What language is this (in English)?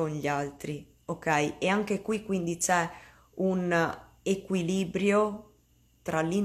Italian